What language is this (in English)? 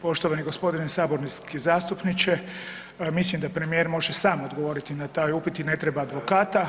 Croatian